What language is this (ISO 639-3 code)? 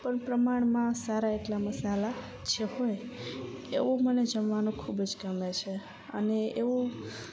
guj